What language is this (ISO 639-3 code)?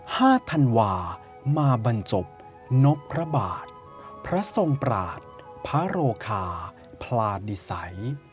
tha